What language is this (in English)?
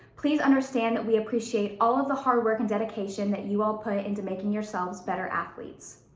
English